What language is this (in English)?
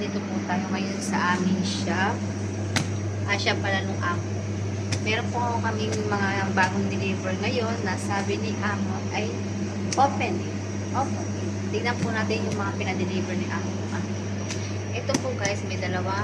Filipino